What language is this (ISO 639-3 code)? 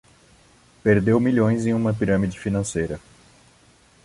por